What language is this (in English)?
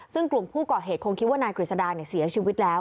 Thai